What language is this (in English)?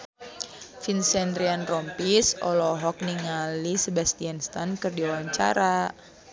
Sundanese